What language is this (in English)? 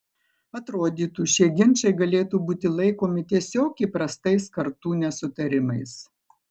Lithuanian